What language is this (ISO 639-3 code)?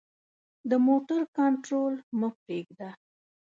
pus